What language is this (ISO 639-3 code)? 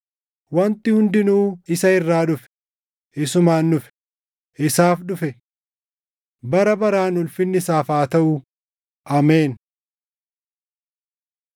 orm